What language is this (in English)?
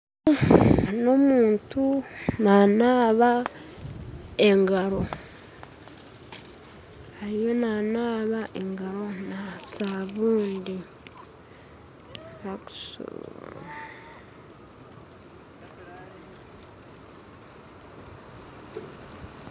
Nyankole